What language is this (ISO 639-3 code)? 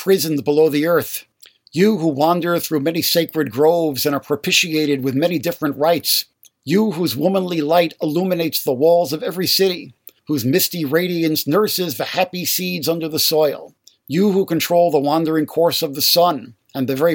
eng